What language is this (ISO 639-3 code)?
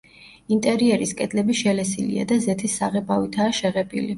kat